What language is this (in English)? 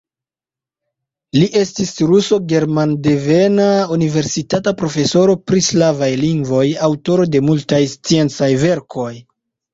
Esperanto